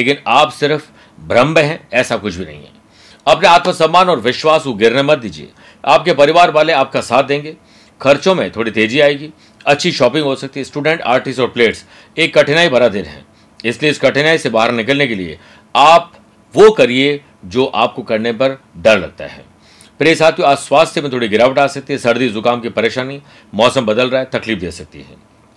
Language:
Hindi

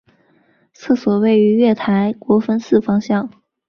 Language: Chinese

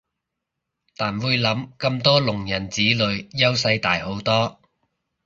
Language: Cantonese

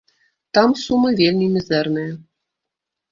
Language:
Belarusian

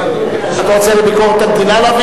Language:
Hebrew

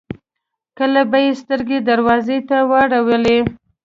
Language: Pashto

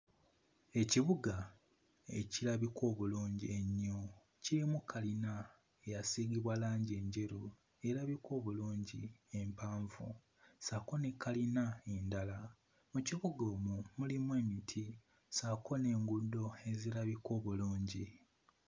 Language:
Ganda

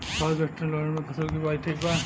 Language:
Bhojpuri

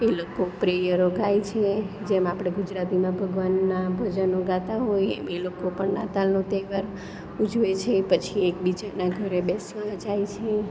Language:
Gujarati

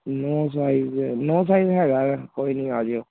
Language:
Punjabi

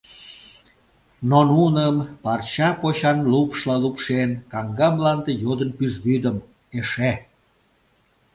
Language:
Mari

